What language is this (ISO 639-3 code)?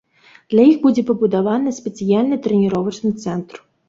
bel